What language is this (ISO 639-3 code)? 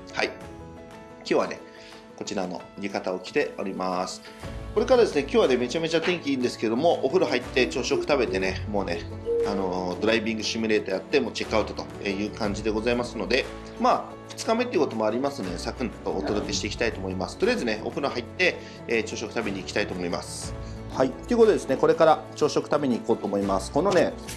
jpn